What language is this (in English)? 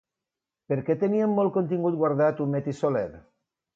Catalan